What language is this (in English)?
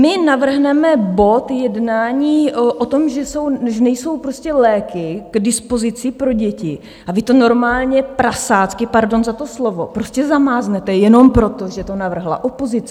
Czech